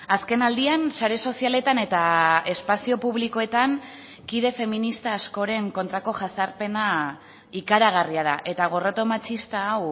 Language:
Basque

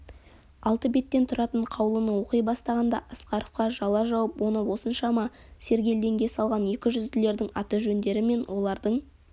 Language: Kazakh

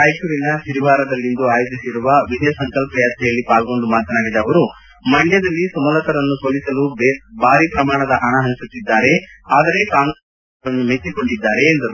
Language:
Kannada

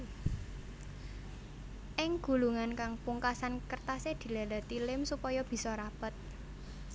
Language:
Javanese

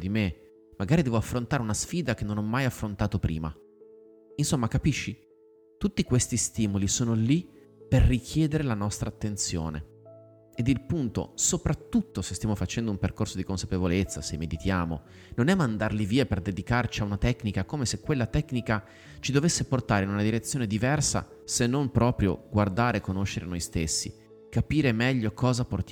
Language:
Italian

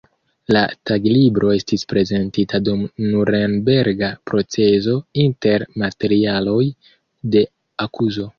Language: Esperanto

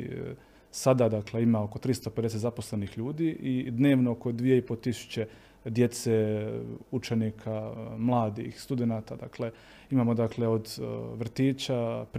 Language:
Croatian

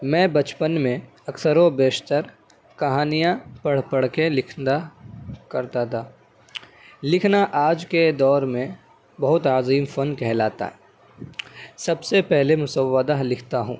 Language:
Urdu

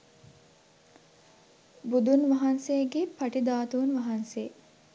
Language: Sinhala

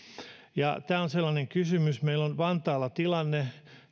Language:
Finnish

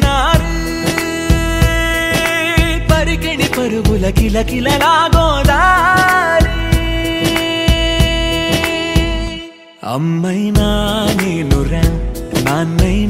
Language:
Arabic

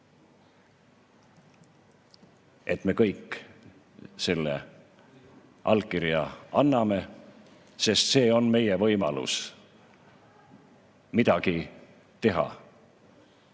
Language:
Estonian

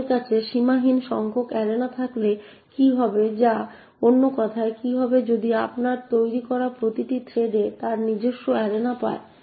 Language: Bangla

